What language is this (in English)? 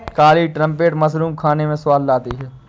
Hindi